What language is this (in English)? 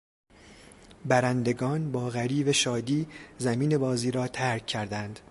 Persian